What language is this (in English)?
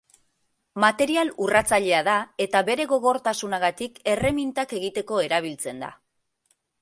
Basque